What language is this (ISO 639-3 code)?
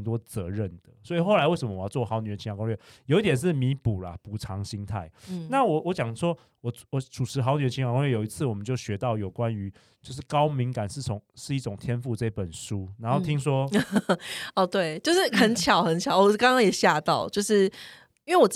zho